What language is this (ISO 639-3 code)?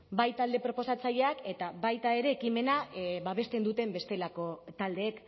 eus